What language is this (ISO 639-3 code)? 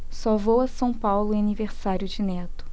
por